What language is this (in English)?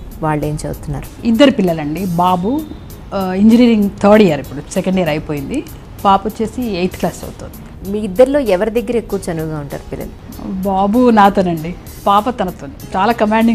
Telugu